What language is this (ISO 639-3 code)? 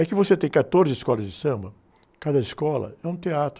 por